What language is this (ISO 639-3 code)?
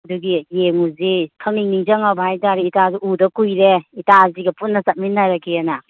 mni